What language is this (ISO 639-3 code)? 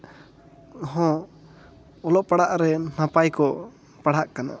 sat